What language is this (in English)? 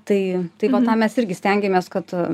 Lithuanian